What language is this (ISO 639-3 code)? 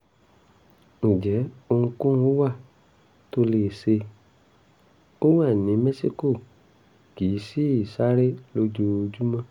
yor